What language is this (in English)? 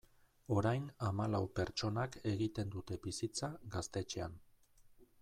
Basque